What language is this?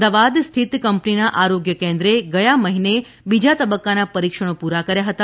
Gujarati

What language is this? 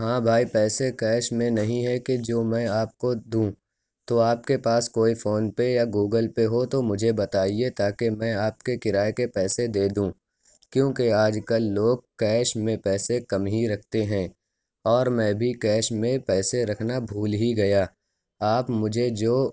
Urdu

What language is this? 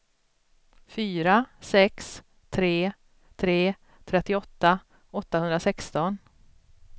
Swedish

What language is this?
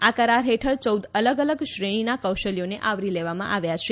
Gujarati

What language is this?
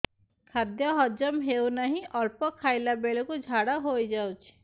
Odia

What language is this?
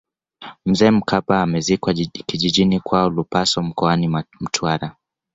Swahili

